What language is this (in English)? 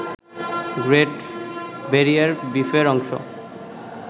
Bangla